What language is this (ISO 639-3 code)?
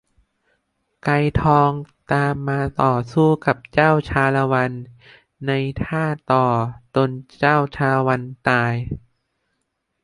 tha